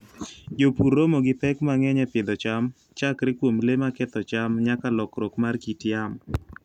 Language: Luo (Kenya and Tanzania)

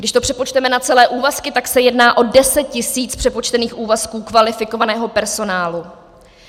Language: Czech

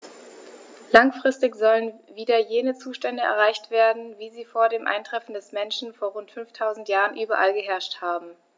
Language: German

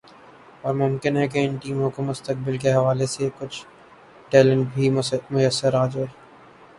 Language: Urdu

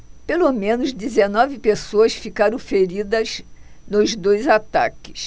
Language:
Portuguese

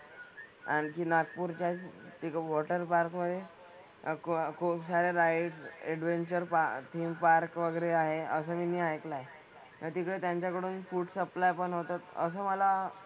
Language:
Marathi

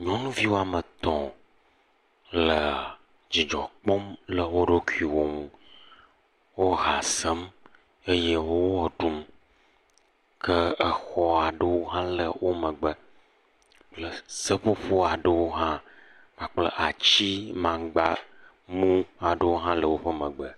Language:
Ewe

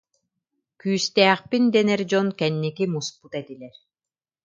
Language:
Yakut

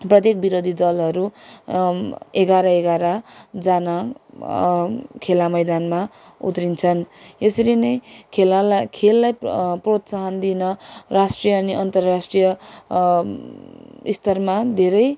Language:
Nepali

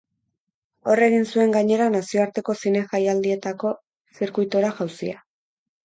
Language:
Basque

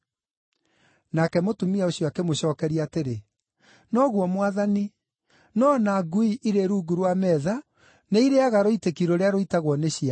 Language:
Kikuyu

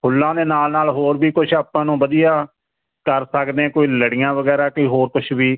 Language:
Punjabi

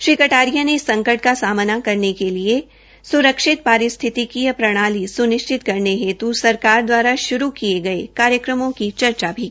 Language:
Hindi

